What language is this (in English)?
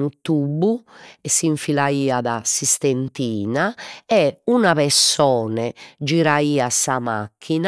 Sardinian